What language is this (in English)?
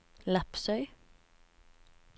Norwegian